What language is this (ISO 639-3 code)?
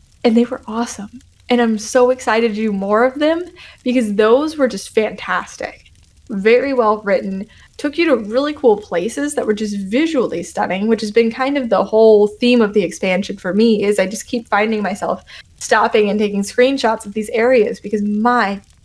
eng